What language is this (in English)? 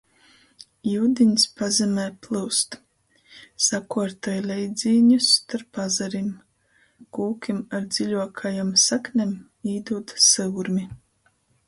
Latgalian